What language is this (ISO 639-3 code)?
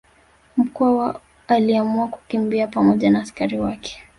swa